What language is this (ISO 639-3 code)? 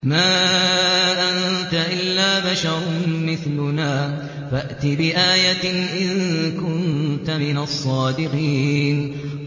ara